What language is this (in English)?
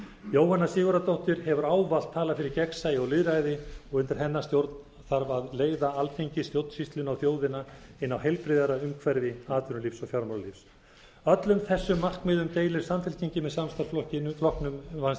Icelandic